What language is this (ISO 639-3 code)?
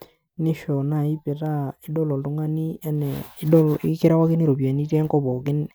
mas